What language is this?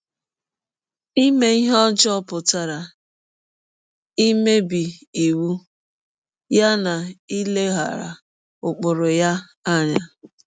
Igbo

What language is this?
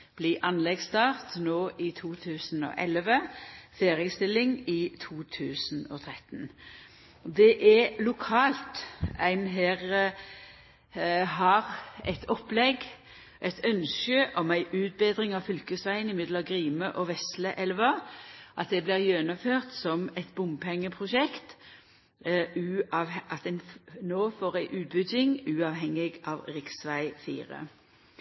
Norwegian Nynorsk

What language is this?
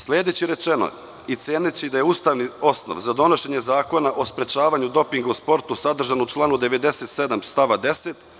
Serbian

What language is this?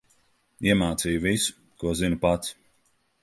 Latvian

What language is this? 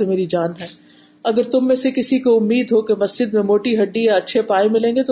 Urdu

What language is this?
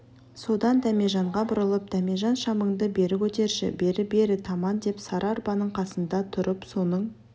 Kazakh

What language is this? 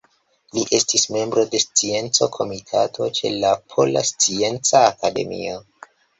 Esperanto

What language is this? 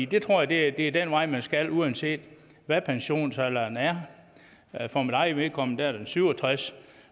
Danish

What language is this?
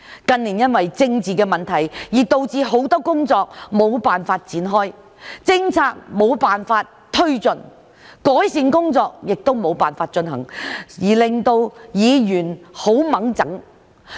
Cantonese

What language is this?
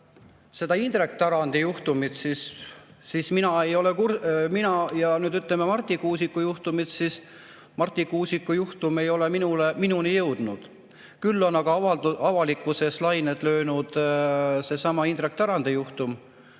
Estonian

